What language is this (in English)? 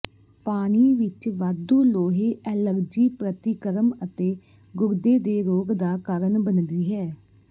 Punjabi